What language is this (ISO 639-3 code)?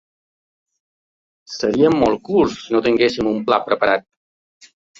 cat